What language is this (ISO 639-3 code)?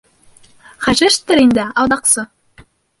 bak